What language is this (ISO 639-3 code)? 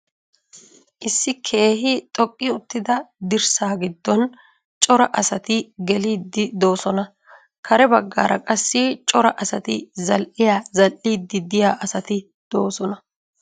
wal